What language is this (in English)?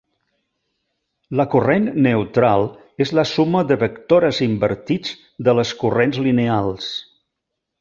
Catalan